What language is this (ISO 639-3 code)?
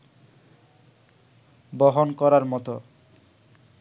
ben